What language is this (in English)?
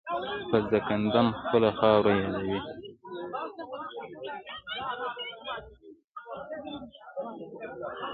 Pashto